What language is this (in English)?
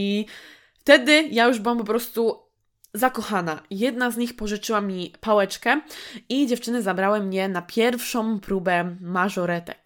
Polish